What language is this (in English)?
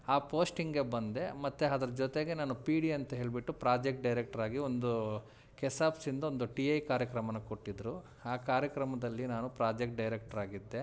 Kannada